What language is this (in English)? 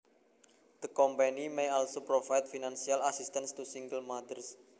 Javanese